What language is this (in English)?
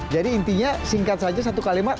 Indonesian